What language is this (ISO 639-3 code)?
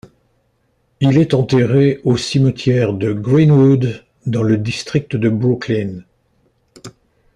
fra